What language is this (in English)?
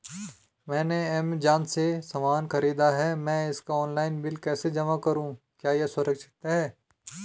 Hindi